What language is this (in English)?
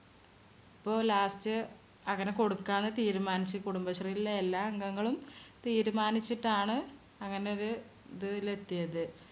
Malayalam